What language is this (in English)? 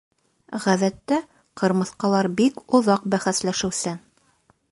Bashkir